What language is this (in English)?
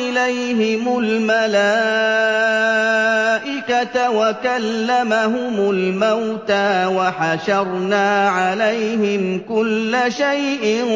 Arabic